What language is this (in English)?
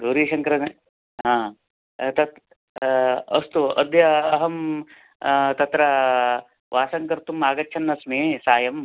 Sanskrit